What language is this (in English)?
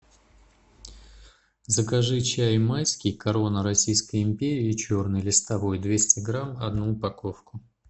Russian